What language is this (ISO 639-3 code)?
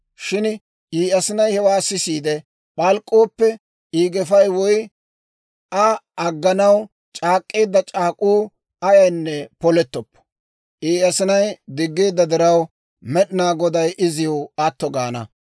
dwr